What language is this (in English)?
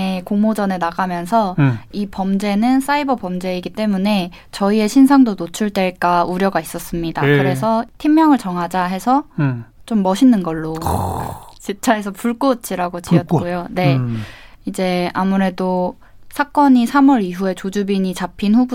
Korean